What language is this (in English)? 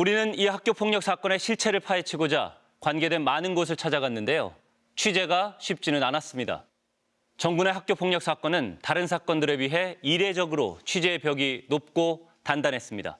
Korean